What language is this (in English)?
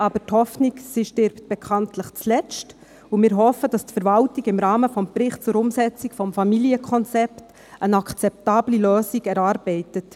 Swiss German